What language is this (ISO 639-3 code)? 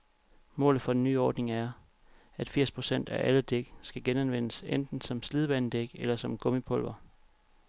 dan